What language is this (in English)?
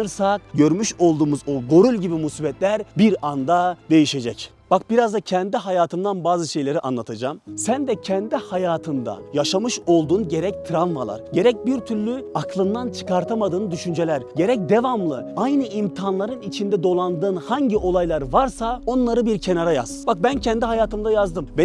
Turkish